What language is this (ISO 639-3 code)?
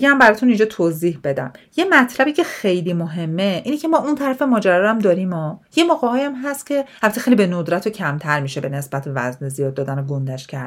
fas